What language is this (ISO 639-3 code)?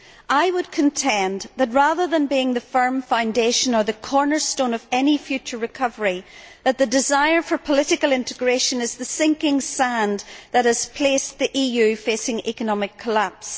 eng